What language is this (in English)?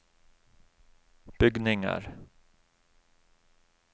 Norwegian